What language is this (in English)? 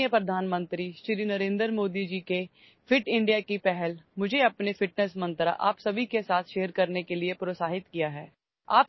Marathi